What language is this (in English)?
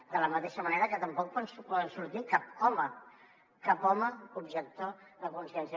Catalan